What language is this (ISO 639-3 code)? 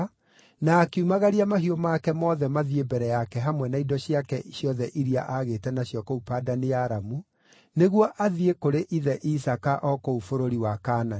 kik